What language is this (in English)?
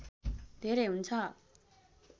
Nepali